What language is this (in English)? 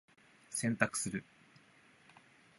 Japanese